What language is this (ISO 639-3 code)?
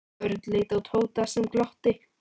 isl